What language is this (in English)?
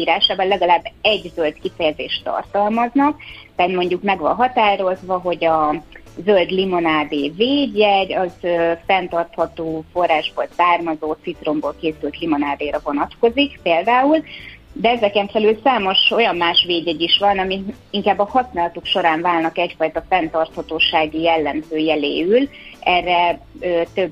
Hungarian